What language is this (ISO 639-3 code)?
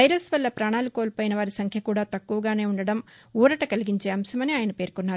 tel